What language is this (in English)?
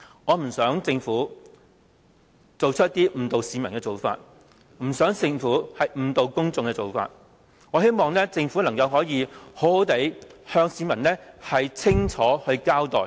Cantonese